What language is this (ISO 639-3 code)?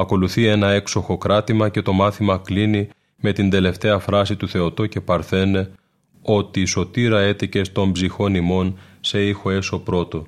ell